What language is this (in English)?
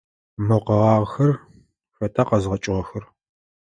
Adyghe